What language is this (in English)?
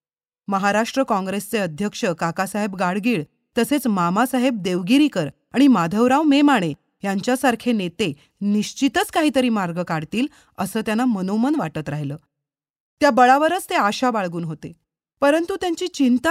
Marathi